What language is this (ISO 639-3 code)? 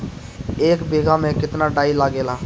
bho